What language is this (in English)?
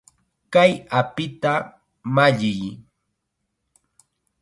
Chiquián Ancash Quechua